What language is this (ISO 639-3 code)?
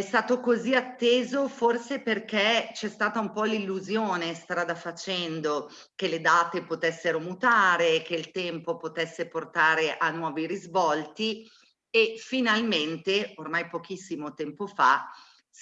ita